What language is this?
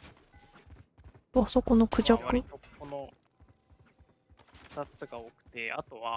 Japanese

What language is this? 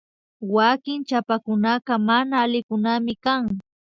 Imbabura Highland Quichua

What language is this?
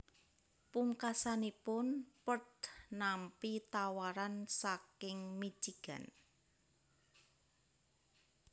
Javanese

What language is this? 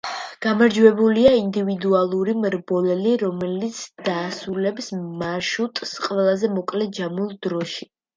Georgian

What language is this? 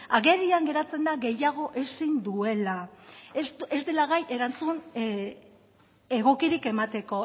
Basque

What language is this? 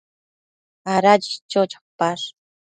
Matsés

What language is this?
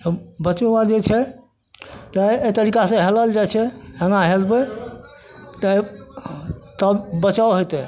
Maithili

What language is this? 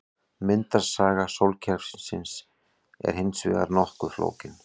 Icelandic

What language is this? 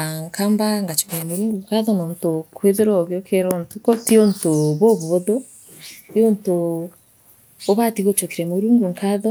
Meru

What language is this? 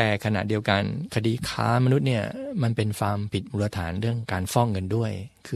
Thai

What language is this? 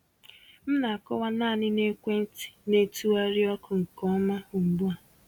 Igbo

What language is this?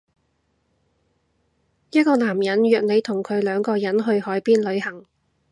Cantonese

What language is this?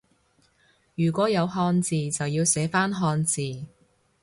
Cantonese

